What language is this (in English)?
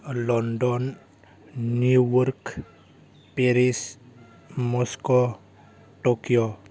Bodo